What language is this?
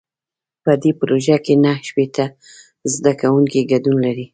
Pashto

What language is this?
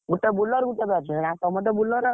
Odia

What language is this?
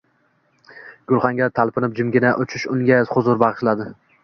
Uzbek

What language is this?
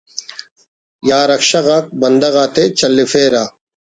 Brahui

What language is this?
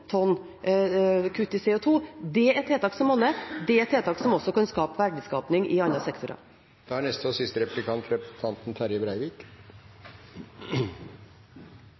Norwegian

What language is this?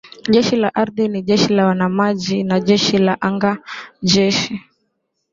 Swahili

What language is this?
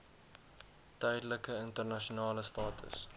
Afrikaans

